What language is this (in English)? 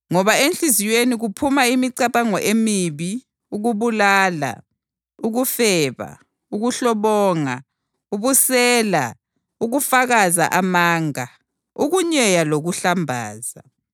North Ndebele